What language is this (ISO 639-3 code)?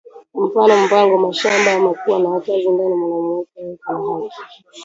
swa